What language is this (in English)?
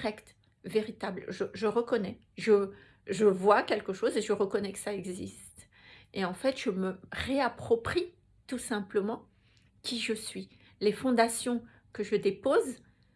French